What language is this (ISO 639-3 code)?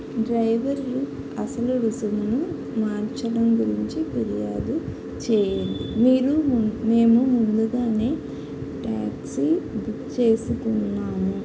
tel